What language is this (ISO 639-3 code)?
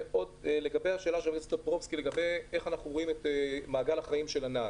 heb